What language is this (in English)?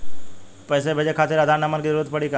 Bhojpuri